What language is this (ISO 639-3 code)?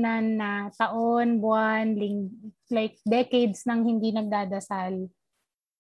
fil